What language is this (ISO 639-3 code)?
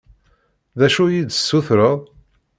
kab